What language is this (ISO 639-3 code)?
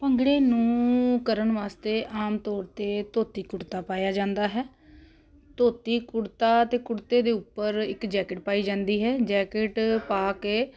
pan